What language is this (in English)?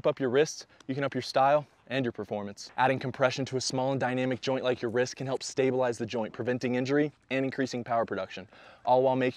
English